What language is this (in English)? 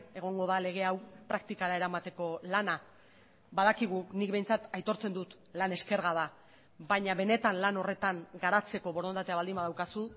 Basque